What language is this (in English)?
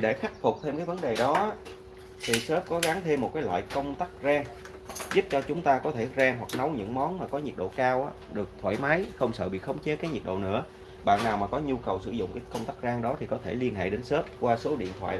Vietnamese